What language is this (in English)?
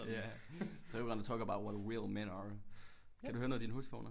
Danish